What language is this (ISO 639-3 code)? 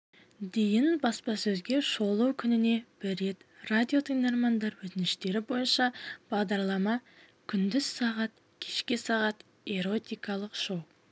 kaz